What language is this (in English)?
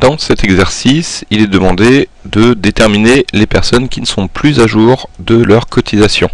French